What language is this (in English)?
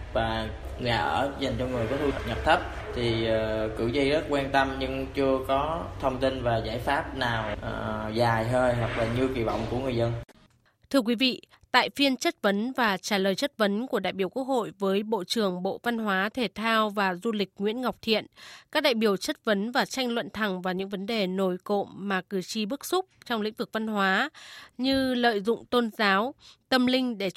Vietnamese